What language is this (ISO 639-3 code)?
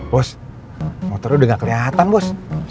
ind